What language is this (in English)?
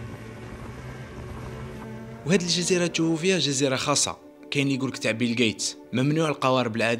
Arabic